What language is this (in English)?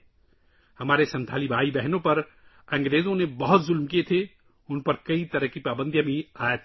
Urdu